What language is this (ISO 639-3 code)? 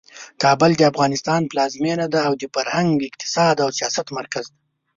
pus